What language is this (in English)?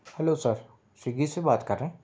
Urdu